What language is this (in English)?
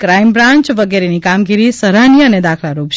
Gujarati